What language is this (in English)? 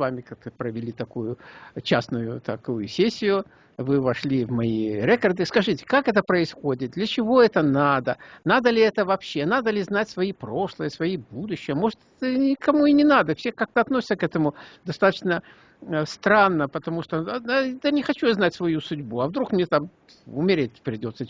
Russian